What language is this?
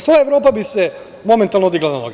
Serbian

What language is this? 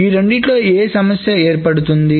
Telugu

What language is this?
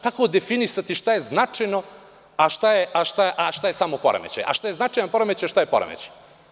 Serbian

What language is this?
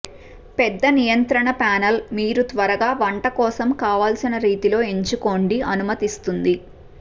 Telugu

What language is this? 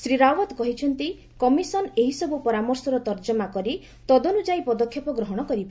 Odia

